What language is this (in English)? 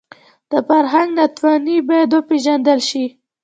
Pashto